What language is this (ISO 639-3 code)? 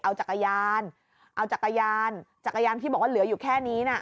tha